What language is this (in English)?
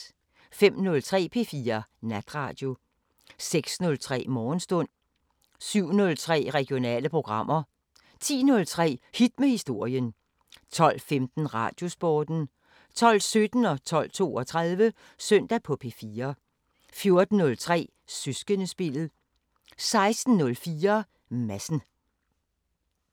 Danish